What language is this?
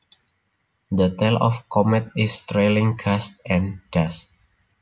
Javanese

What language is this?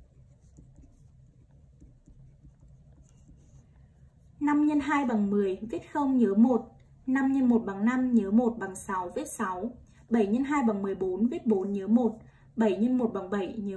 Vietnamese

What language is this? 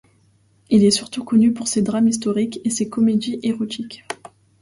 French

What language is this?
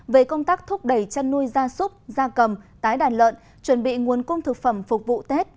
Vietnamese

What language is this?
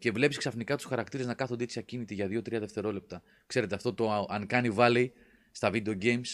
Greek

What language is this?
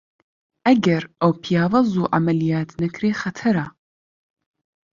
Central Kurdish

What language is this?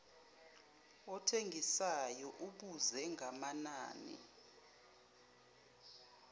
Zulu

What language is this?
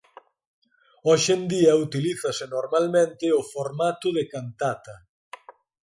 Galician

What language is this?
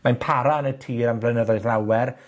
Welsh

